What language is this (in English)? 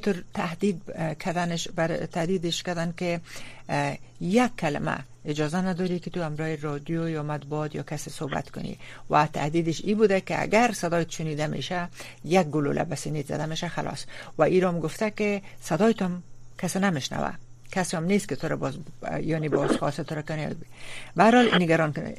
Persian